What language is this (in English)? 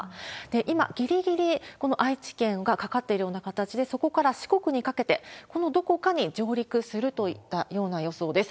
Japanese